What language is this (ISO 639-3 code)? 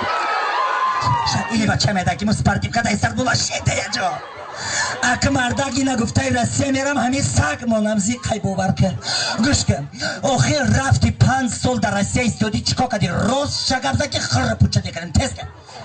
tur